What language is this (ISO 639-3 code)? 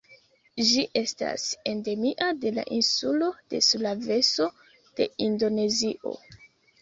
epo